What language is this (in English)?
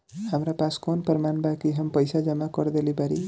Bhojpuri